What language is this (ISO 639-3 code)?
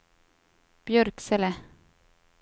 swe